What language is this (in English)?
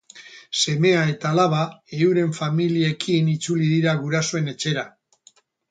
Basque